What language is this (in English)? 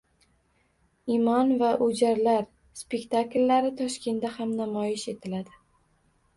Uzbek